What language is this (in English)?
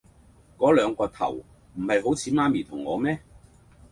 Cantonese